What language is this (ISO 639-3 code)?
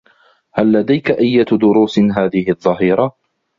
ara